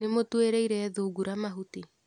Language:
Kikuyu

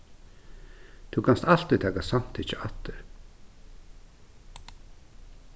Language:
Faroese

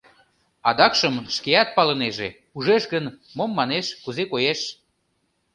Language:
Mari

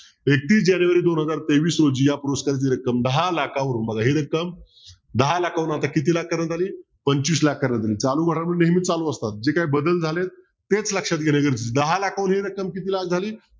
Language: Marathi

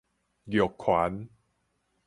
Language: Min Nan Chinese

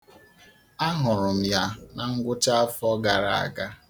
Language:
Igbo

